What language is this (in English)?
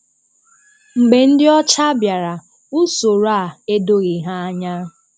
Igbo